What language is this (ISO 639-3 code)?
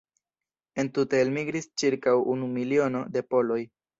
epo